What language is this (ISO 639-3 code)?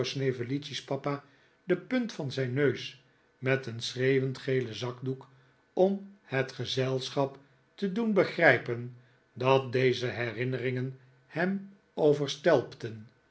nld